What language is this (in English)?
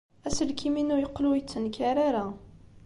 Kabyle